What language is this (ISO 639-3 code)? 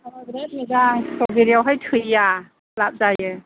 brx